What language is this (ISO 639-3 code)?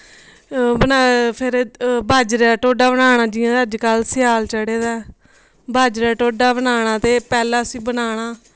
doi